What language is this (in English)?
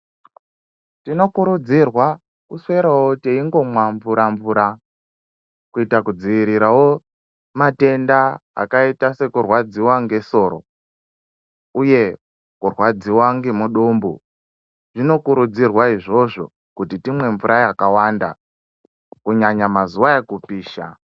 Ndau